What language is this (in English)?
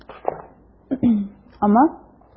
Russian